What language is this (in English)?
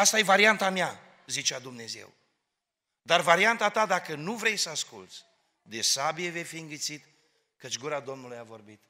Romanian